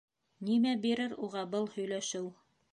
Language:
Bashkir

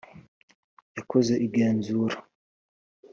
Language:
Kinyarwanda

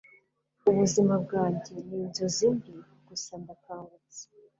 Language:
Kinyarwanda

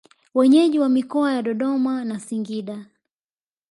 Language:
Swahili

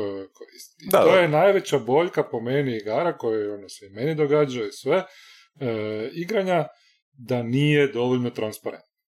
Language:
Croatian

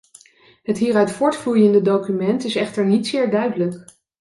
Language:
Dutch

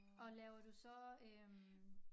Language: Danish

